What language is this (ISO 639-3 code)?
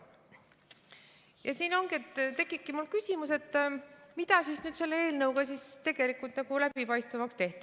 est